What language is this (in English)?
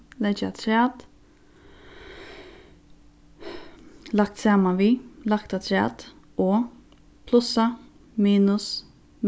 Faroese